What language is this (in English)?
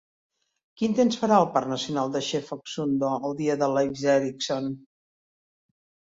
Catalan